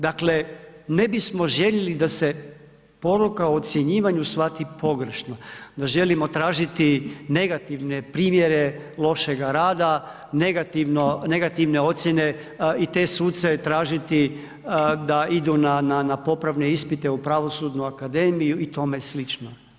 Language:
Croatian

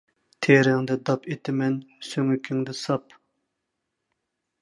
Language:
Uyghur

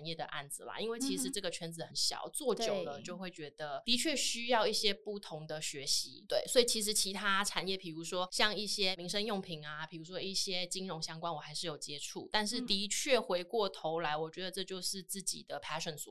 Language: Chinese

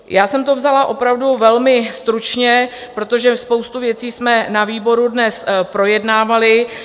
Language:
Czech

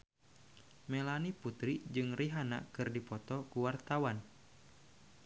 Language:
Sundanese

